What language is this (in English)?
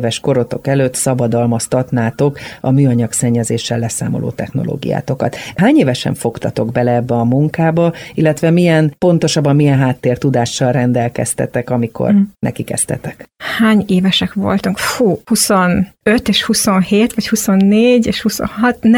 Hungarian